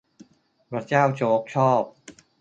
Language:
Thai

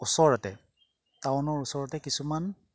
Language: Assamese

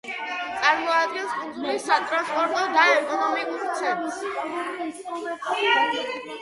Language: Georgian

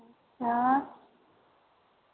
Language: Dogri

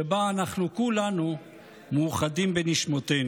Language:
Hebrew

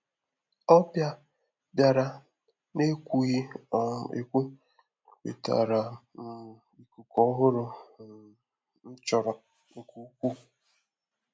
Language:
Igbo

